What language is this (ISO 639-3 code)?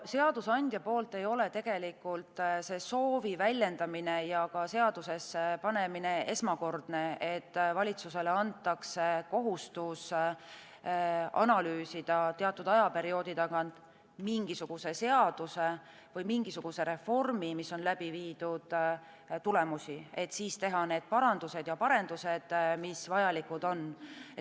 est